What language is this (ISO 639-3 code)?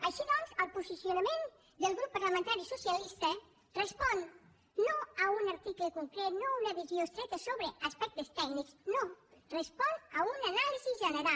cat